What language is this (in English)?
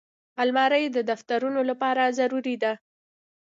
Pashto